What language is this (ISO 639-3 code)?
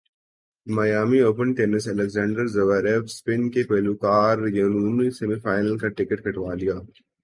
urd